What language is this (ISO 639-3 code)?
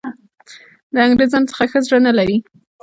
pus